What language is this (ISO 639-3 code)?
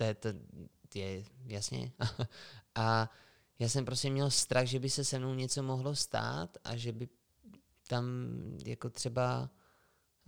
ces